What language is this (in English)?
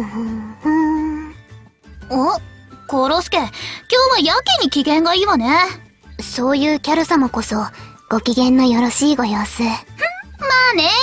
Japanese